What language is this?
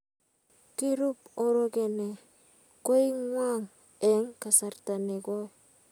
Kalenjin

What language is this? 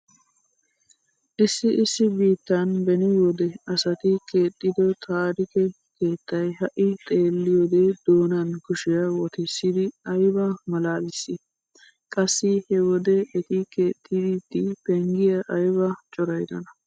Wolaytta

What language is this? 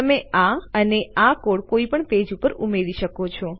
Gujarati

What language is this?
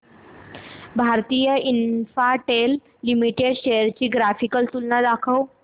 Marathi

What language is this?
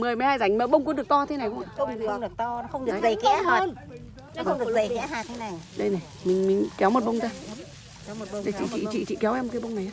Vietnamese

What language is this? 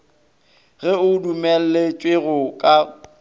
Northern Sotho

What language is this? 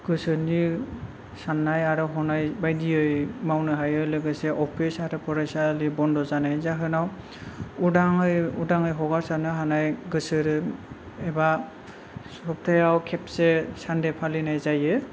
Bodo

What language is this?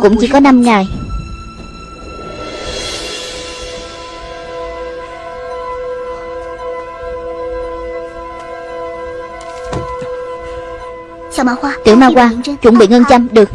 Vietnamese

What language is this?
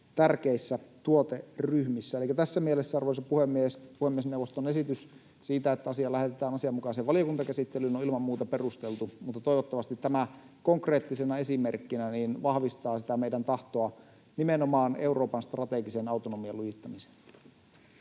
Finnish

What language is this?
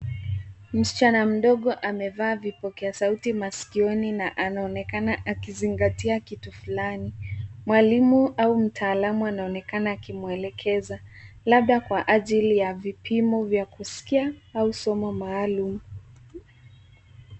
Swahili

